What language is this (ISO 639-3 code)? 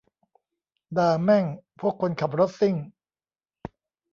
tha